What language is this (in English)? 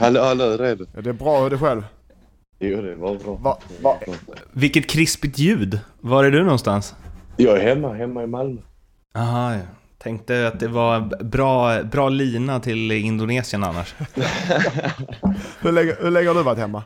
Swedish